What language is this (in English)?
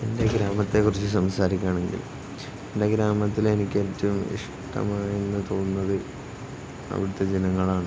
Malayalam